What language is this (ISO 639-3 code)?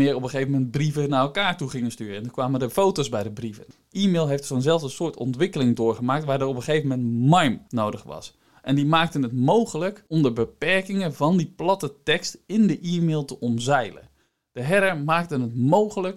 nld